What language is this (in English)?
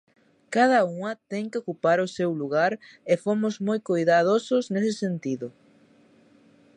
Galician